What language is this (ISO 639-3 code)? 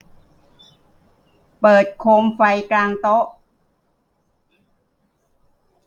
tha